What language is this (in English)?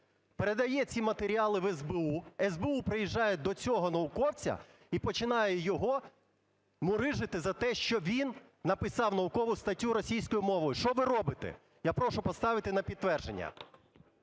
Ukrainian